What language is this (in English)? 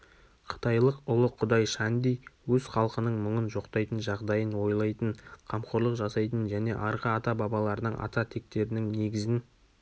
Kazakh